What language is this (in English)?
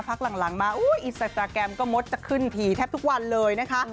Thai